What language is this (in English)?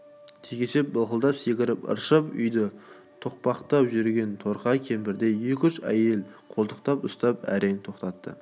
Kazakh